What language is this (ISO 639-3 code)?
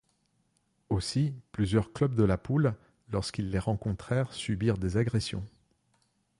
fra